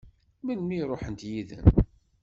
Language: Kabyle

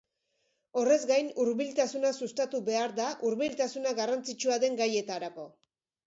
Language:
Basque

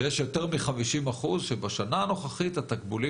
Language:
Hebrew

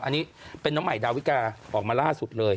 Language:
Thai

